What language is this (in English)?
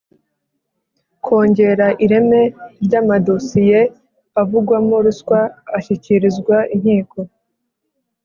Kinyarwanda